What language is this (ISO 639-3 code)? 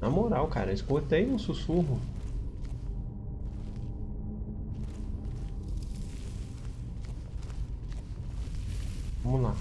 por